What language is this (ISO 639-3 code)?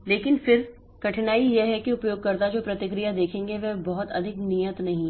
hin